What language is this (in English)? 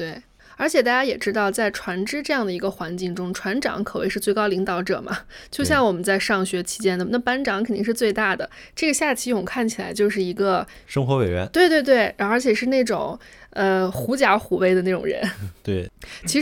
Chinese